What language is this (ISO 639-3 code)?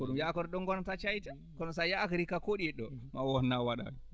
ful